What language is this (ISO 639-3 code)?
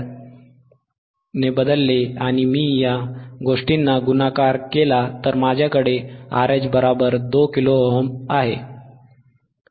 mar